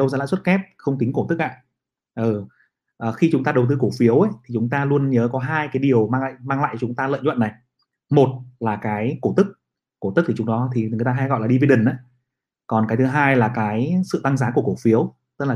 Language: Vietnamese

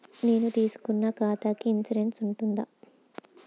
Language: Telugu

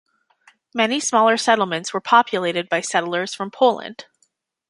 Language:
English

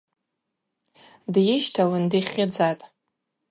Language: Abaza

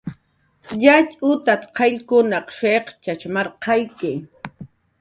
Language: Jaqaru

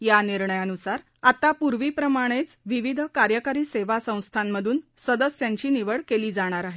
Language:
Marathi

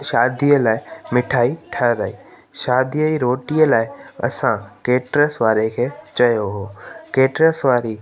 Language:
Sindhi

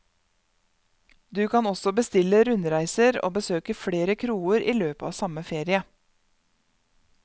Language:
Norwegian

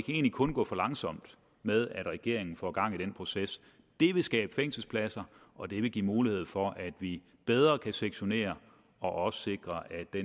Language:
Danish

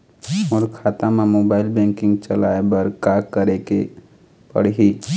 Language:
Chhattisgarhi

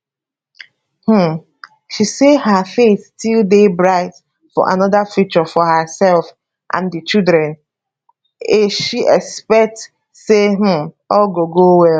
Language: Nigerian Pidgin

